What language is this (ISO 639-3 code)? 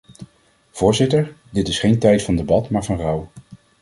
nld